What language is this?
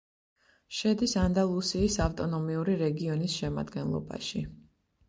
Georgian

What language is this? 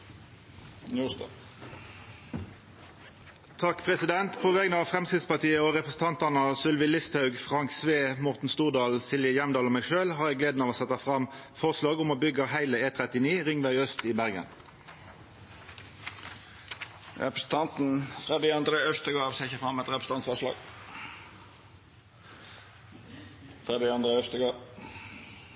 Norwegian Nynorsk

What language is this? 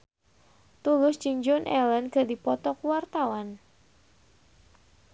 Sundanese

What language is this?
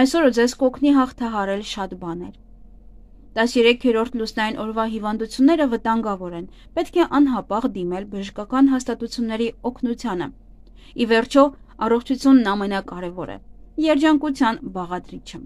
Romanian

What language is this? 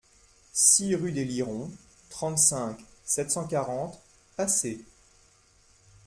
French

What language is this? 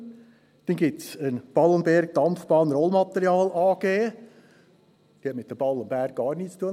Swiss German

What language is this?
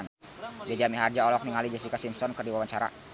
Sundanese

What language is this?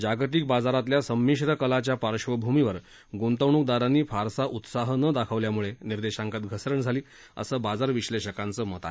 Marathi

